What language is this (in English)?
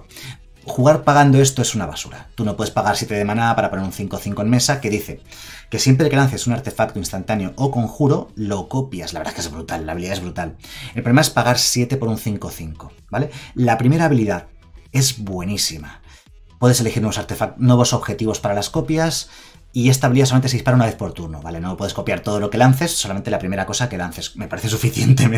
Spanish